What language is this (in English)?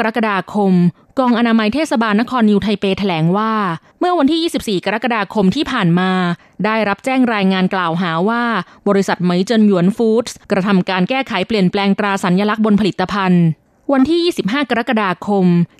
Thai